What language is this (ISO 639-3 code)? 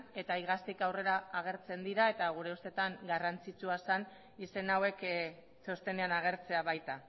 eus